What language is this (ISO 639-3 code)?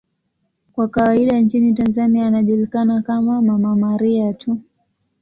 swa